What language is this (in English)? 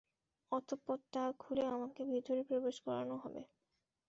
Bangla